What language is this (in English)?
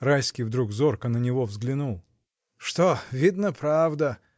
Russian